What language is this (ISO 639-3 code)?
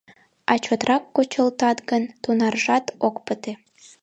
chm